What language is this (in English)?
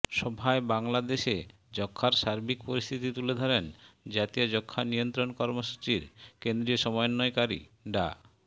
Bangla